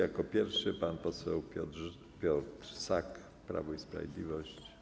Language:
Polish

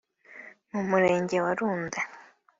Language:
Kinyarwanda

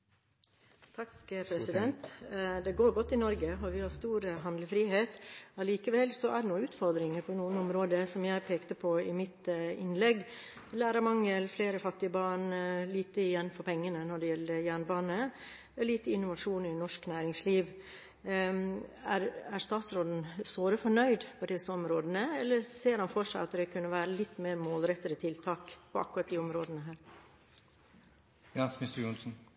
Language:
Norwegian Bokmål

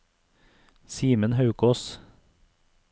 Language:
Norwegian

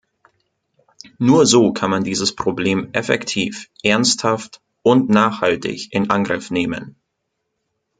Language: German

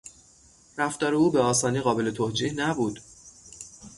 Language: Persian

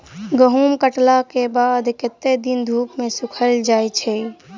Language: Maithili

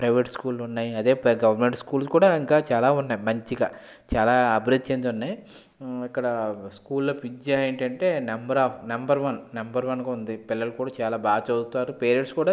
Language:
Telugu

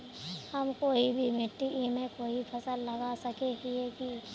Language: Magahi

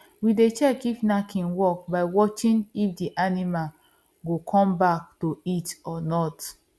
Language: Nigerian Pidgin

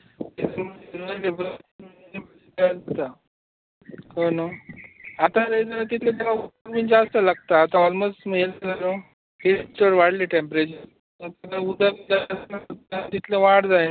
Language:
Konkani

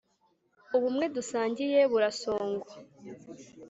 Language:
Kinyarwanda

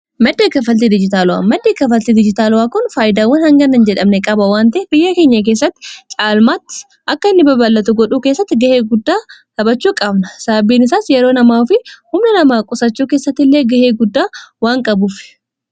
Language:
Oromo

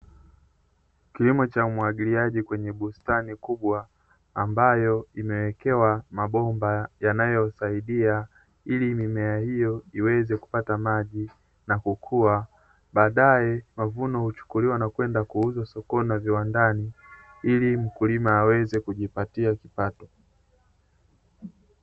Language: Swahili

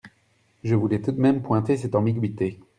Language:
French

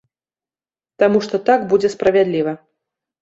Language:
Belarusian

